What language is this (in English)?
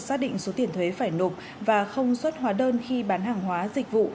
Vietnamese